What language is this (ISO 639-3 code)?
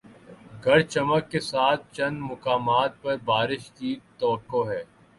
urd